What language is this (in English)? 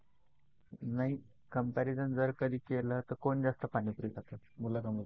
Marathi